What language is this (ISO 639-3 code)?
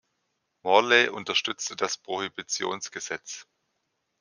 deu